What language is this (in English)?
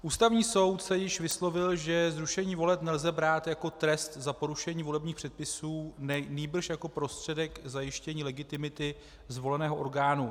Czech